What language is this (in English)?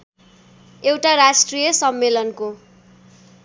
Nepali